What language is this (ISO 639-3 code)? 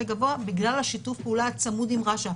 heb